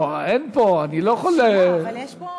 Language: Hebrew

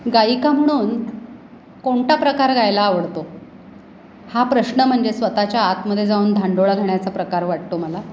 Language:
Marathi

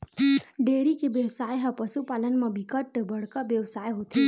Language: Chhattisgarhi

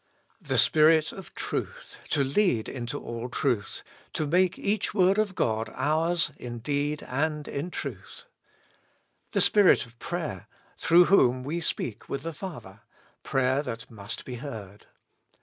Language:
English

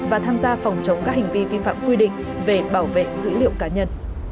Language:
Vietnamese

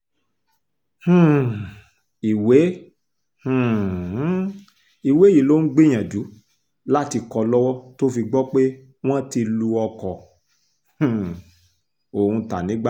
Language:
Yoruba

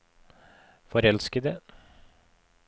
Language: Norwegian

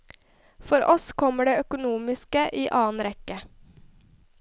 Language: Norwegian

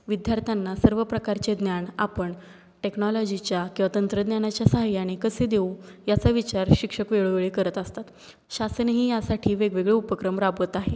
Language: Marathi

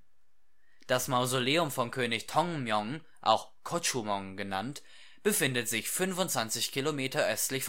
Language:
German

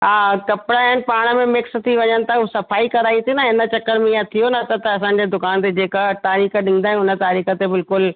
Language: Sindhi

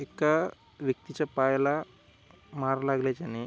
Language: Marathi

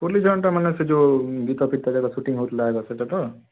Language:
Odia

